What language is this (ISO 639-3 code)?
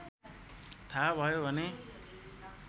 nep